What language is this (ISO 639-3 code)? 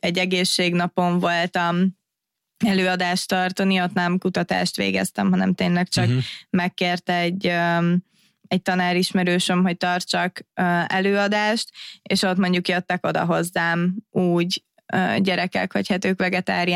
hun